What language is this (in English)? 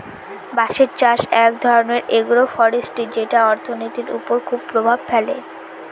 Bangla